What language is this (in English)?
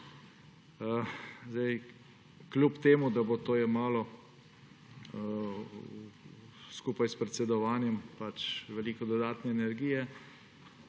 Slovenian